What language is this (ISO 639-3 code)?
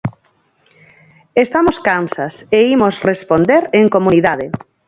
glg